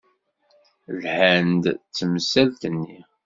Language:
Kabyle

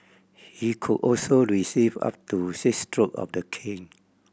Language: English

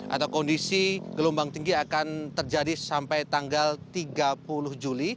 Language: Indonesian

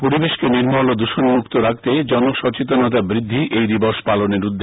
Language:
Bangla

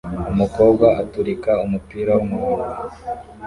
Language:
Kinyarwanda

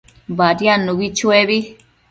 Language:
Matsés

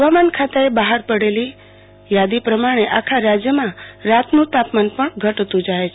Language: Gujarati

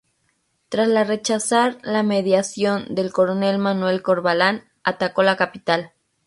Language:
Spanish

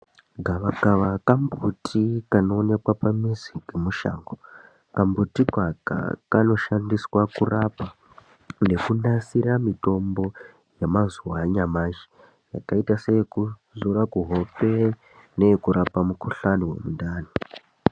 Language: Ndau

